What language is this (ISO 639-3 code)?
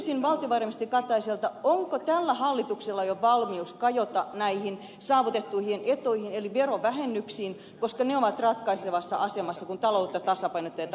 fin